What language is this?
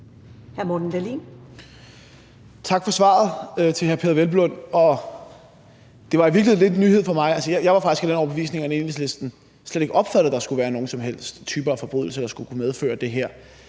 Danish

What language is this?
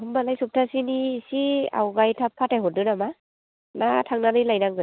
Bodo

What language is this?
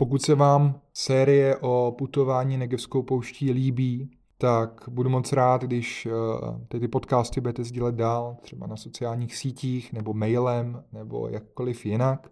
Czech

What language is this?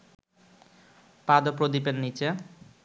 Bangla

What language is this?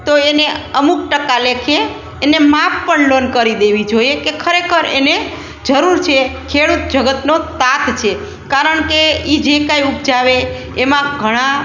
Gujarati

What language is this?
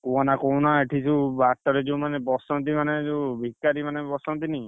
Odia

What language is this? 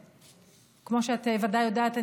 Hebrew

